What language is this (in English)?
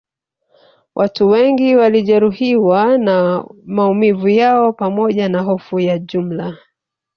Swahili